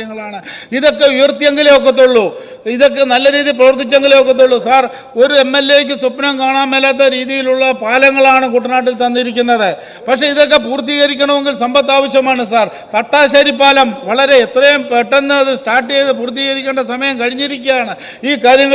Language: Malayalam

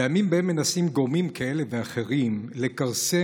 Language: Hebrew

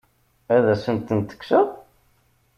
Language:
Kabyle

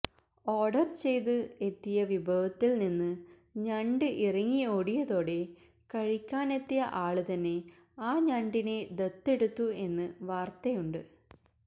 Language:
Malayalam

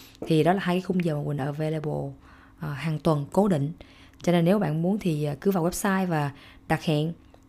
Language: Vietnamese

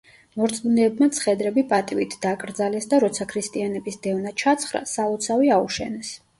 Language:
Georgian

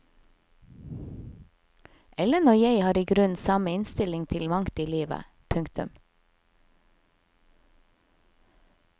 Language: Norwegian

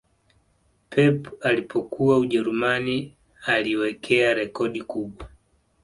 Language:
Swahili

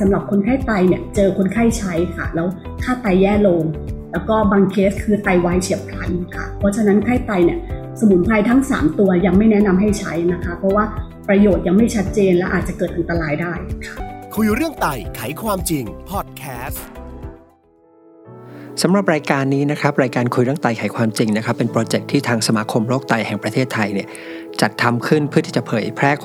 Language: Thai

